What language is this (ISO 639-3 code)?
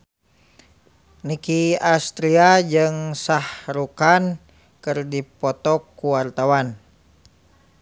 sun